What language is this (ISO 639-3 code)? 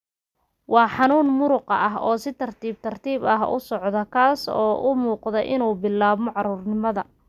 som